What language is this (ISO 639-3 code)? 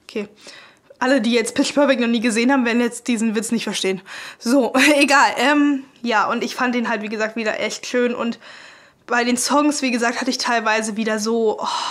deu